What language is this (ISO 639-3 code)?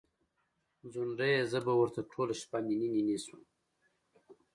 pus